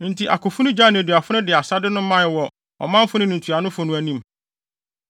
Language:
Akan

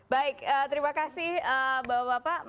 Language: Indonesian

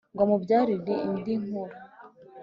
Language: Kinyarwanda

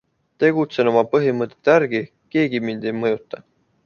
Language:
Estonian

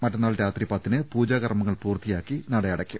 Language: Malayalam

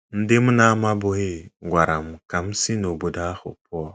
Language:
Igbo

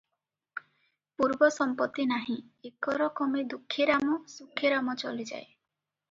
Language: Odia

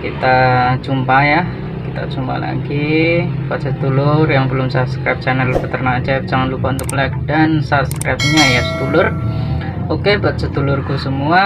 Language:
Indonesian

